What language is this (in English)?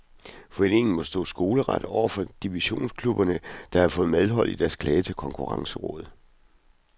Danish